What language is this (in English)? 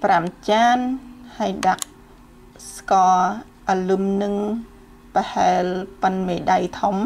Thai